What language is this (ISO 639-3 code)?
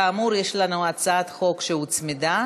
heb